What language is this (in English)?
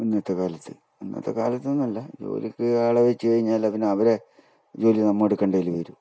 Malayalam